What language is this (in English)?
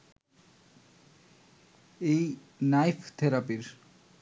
Bangla